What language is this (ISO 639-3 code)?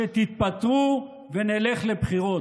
heb